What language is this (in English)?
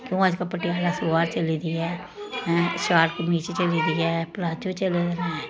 Dogri